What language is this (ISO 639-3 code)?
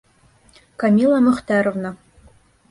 bak